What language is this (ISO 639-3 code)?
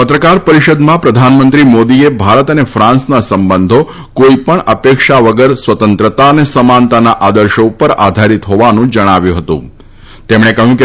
guj